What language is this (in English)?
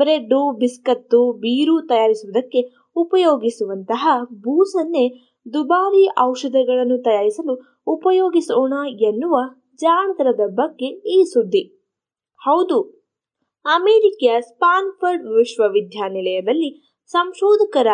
Kannada